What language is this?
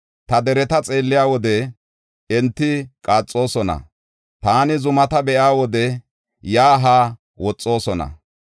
Gofa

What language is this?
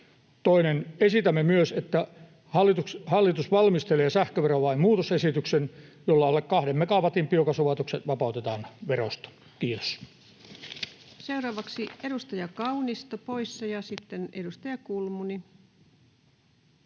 Finnish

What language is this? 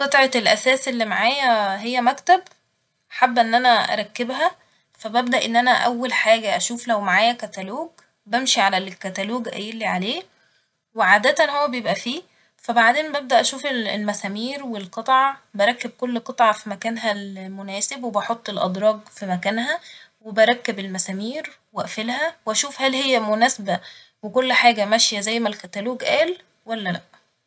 Egyptian Arabic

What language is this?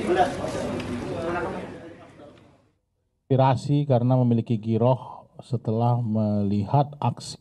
Indonesian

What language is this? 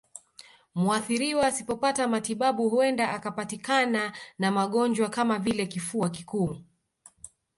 Swahili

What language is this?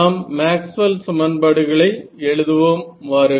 Tamil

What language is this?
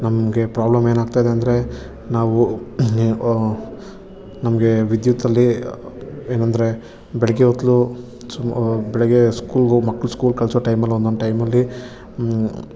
Kannada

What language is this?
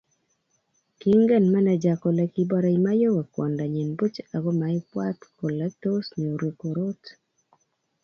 Kalenjin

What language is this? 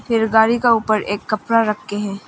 Hindi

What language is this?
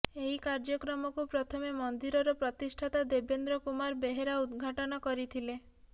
Odia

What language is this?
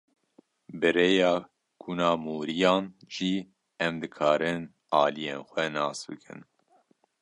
Kurdish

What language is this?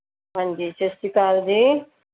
Punjabi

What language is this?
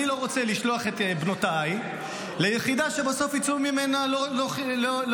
Hebrew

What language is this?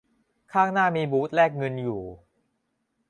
Thai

